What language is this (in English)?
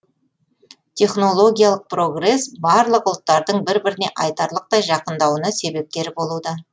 Kazakh